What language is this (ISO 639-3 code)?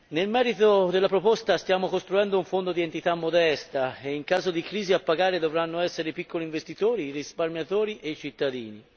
ita